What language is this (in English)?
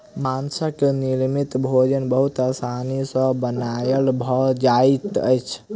Maithili